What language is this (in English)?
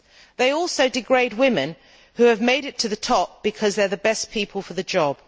English